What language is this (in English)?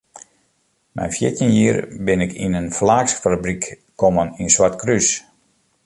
Western Frisian